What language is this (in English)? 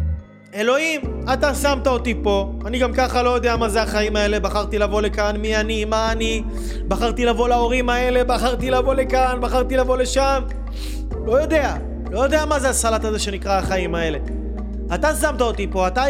Hebrew